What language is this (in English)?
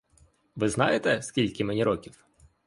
Ukrainian